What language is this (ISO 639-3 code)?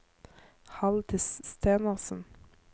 nor